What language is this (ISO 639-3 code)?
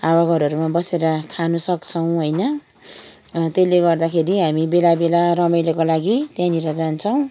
nep